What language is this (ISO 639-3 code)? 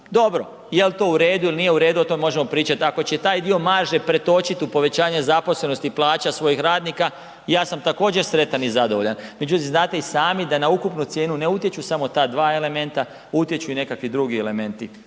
hrv